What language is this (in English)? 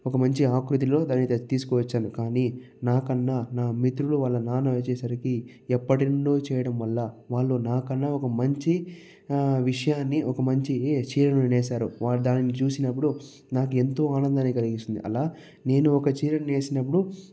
Telugu